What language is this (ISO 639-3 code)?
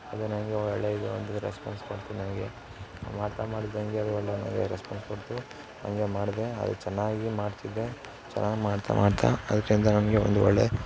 kan